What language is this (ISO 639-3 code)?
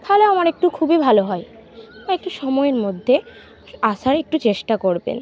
ben